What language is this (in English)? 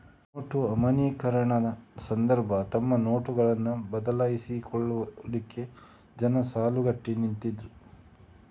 Kannada